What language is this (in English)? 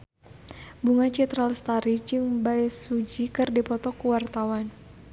Sundanese